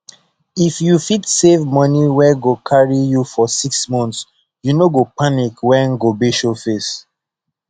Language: Nigerian Pidgin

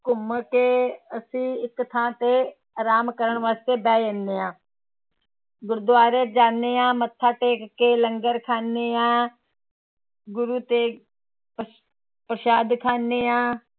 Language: Punjabi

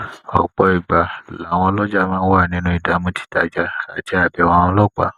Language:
Yoruba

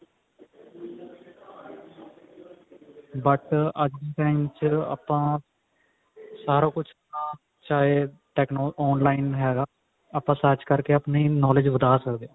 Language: Punjabi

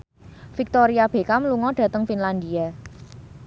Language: Javanese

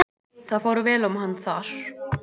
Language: Icelandic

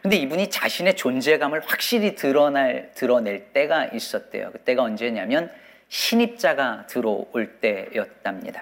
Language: Korean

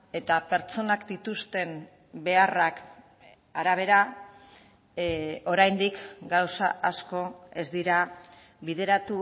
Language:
Basque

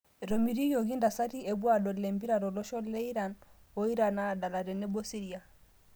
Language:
Masai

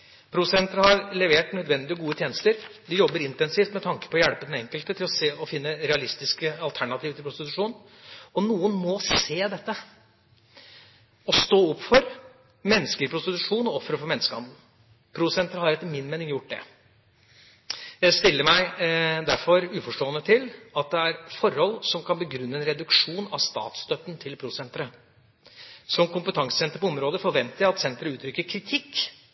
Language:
Norwegian Bokmål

